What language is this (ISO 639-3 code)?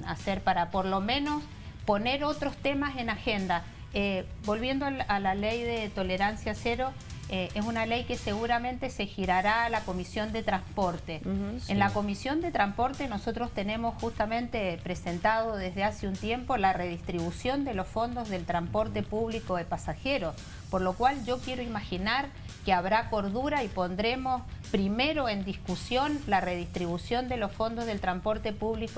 spa